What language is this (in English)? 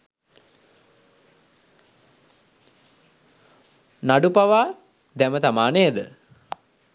Sinhala